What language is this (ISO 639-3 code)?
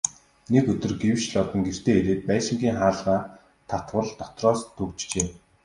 mon